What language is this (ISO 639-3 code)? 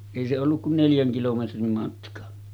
fin